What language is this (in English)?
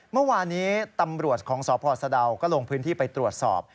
Thai